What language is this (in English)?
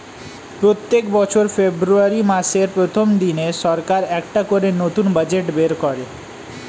Bangla